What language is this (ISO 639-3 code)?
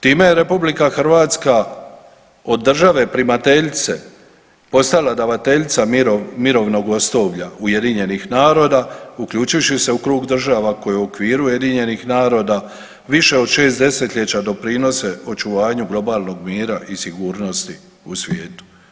hrv